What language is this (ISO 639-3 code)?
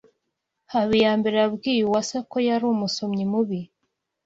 kin